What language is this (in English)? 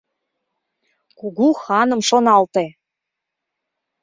Mari